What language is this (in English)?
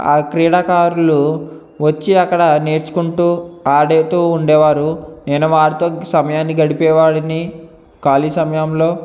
Telugu